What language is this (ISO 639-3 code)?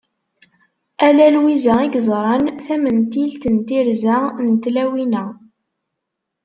kab